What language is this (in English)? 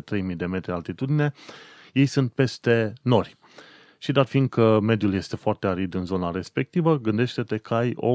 Romanian